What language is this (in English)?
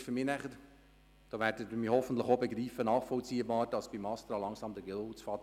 Swiss German